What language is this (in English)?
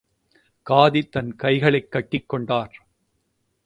Tamil